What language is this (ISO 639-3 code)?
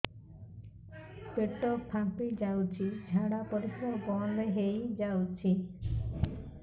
ori